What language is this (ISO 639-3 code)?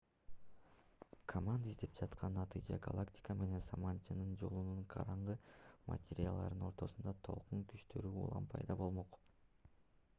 kir